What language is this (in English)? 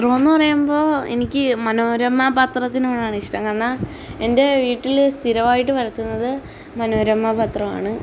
Malayalam